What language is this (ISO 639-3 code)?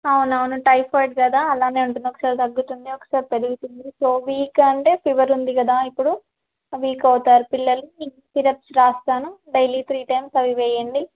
tel